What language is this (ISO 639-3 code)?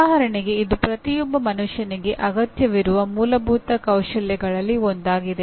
kan